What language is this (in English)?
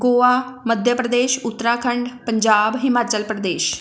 Punjabi